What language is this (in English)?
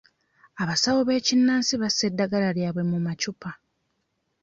Ganda